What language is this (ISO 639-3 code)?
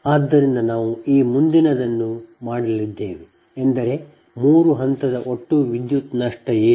kan